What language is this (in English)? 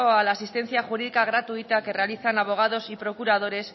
Spanish